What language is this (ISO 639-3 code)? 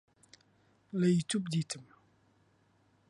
ckb